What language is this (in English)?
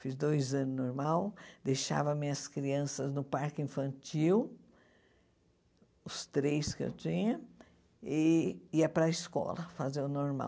Portuguese